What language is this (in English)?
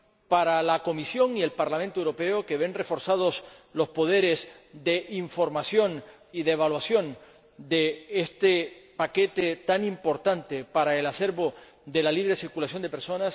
Spanish